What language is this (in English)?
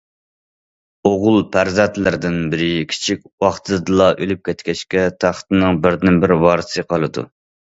Uyghur